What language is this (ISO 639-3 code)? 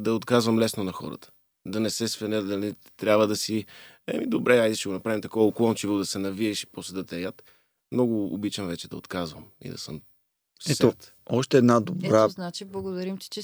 bul